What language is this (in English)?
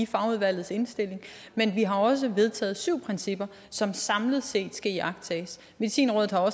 Danish